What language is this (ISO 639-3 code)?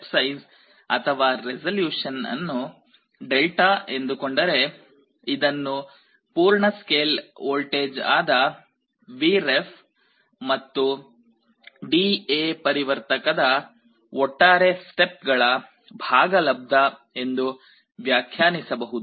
kan